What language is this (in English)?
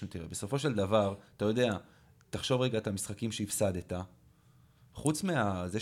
Hebrew